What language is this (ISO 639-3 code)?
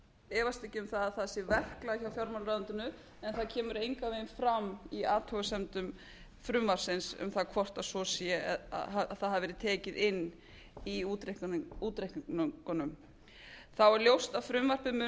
isl